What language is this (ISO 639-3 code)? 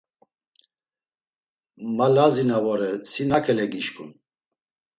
lzz